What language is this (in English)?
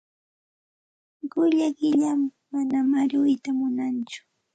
Santa Ana de Tusi Pasco Quechua